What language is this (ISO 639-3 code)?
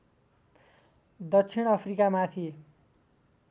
nep